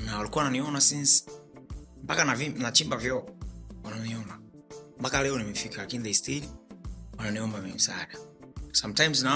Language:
Swahili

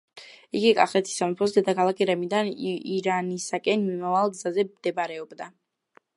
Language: Georgian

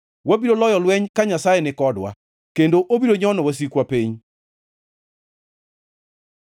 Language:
Luo (Kenya and Tanzania)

